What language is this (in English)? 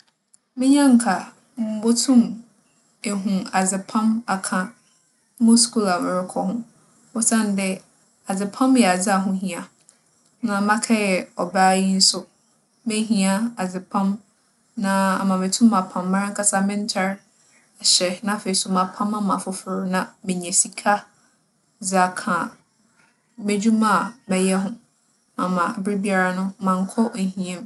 Akan